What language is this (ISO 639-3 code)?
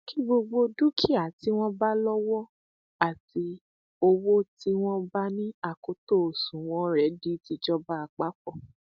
yor